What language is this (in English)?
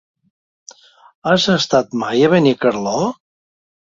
Catalan